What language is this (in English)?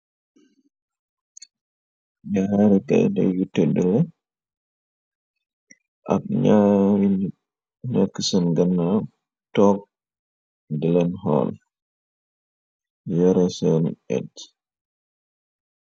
Wolof